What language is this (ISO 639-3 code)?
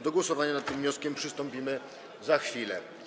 pol